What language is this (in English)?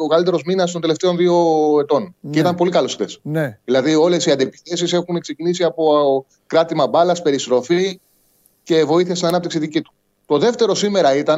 Greek